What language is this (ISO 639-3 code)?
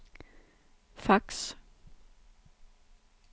dan